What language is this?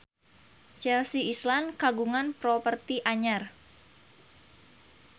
Sundanese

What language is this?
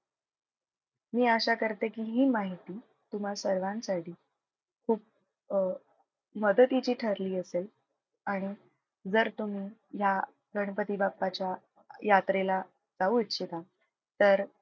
Marathi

